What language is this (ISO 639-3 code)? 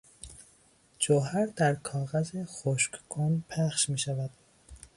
fas